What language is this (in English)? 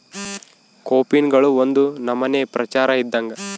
Kannada